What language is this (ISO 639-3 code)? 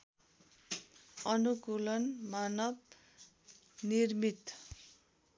nep